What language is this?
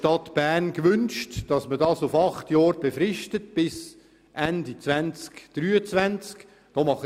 Swiss German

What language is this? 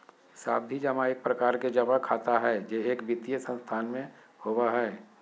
Magahi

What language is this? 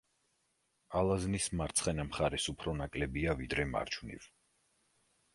Georgian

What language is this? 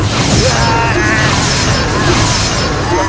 Indonesian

